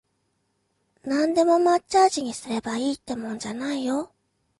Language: Japanese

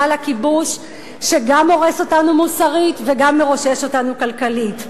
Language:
Hebrew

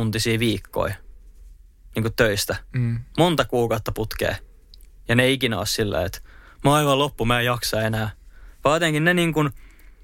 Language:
Finnish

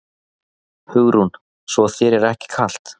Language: Icelandic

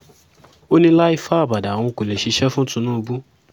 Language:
Yoruba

